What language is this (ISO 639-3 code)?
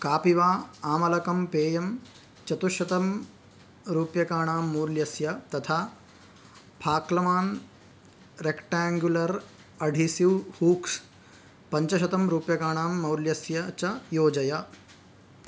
san